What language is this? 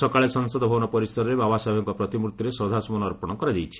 Odia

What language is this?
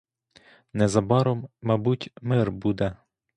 Ukrainian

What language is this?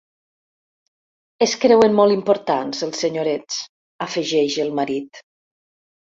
Catalan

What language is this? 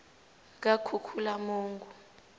South Ndebele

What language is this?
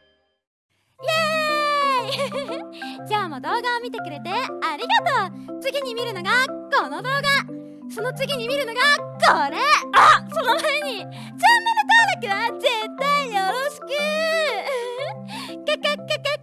Japanese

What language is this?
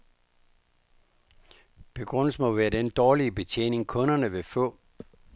Danish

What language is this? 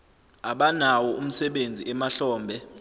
Zulu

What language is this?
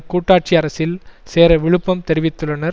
Tamil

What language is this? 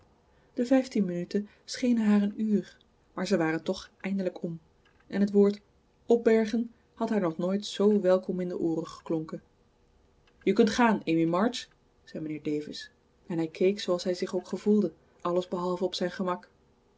Dutch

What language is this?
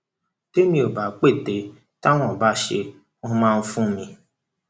Yoruba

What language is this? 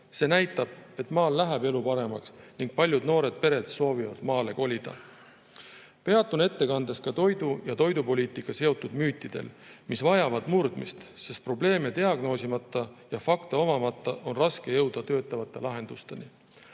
Estonian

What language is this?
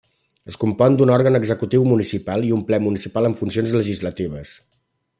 Catalan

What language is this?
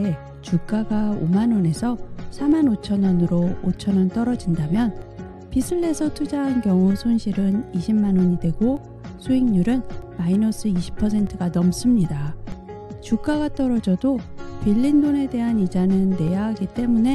Korean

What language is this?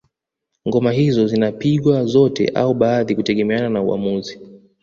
Swahili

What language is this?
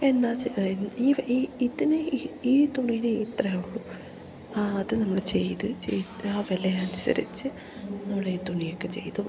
Malayalam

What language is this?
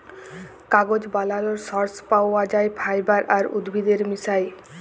Bangla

